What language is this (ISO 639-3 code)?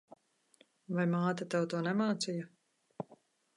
lav